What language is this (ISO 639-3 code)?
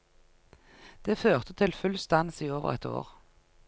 nor